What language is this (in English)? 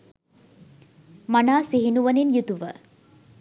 Sinhala